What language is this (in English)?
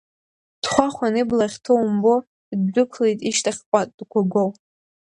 Abkhazian